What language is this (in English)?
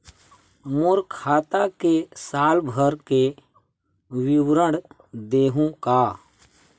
Chhattisgarhi